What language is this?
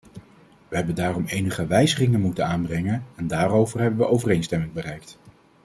Dutch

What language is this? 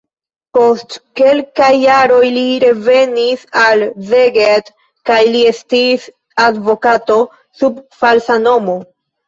Esperanto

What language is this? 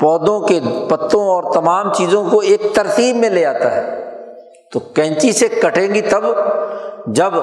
Urdu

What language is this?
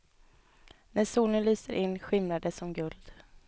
Swedish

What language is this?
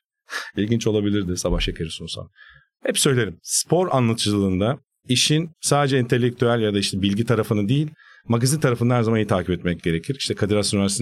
Turkish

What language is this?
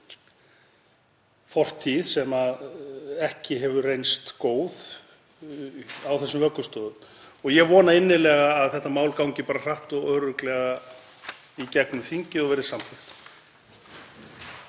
Icelandic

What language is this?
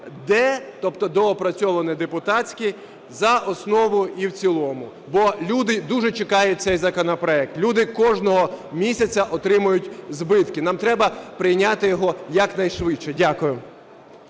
Ukrainian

